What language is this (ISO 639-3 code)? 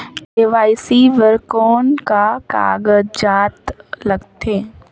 hne